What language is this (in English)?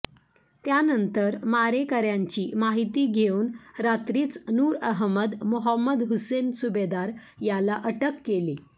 Marathi